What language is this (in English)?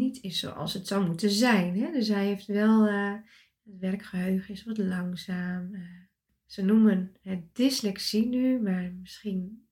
Dutch